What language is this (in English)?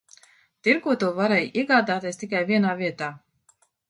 Latvian